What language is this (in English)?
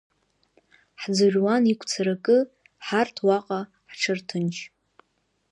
Abkhazian